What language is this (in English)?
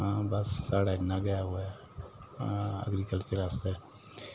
Dogri